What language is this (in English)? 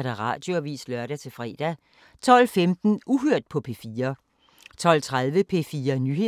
Danish